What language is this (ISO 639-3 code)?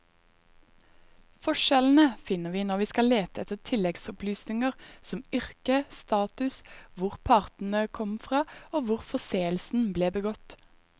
nor